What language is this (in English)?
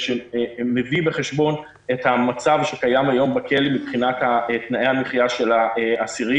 Hebrew